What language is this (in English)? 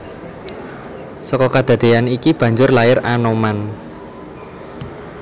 Javanese